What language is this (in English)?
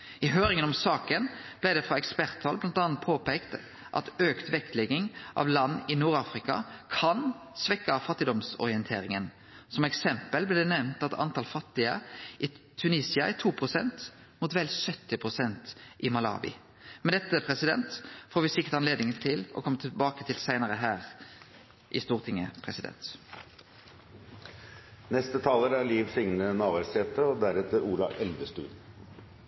Norwegian Nynorsk